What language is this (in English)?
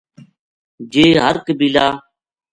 Gujari